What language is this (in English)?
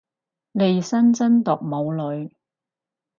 Cantonese